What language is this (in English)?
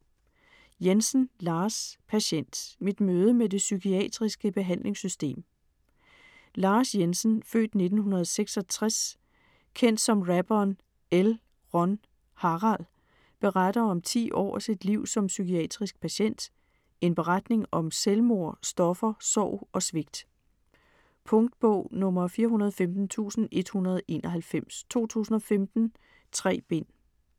Danish